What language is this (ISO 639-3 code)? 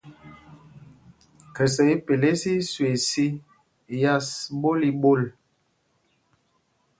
mgg